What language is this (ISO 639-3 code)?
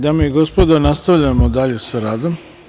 srp